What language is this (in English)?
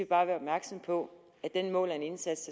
Danish